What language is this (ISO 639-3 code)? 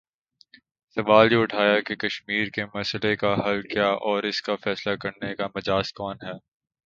urd